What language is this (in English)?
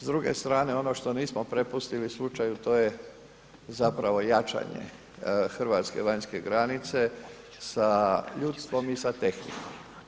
Croatian